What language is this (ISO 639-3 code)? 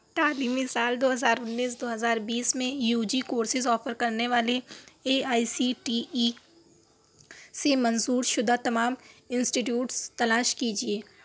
urd